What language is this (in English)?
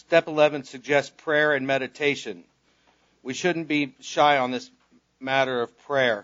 English